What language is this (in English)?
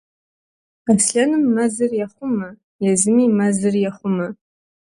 Kabardian